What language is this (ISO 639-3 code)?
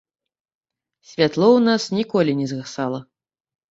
bel